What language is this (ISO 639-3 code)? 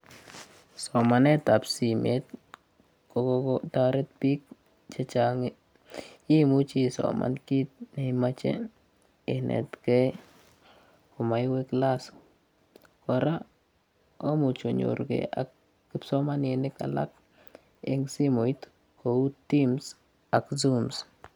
kln